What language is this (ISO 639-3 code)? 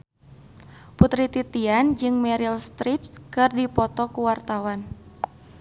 sun